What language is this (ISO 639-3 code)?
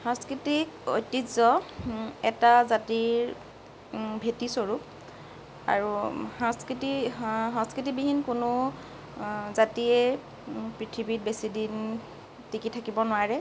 asm